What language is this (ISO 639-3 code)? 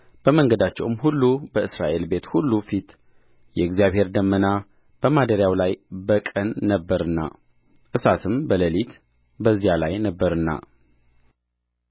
amh